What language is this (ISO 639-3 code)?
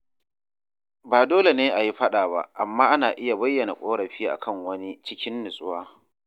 hau